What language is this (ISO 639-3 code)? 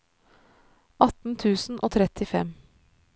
nor